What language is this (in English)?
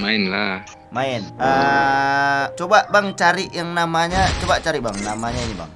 Indonesian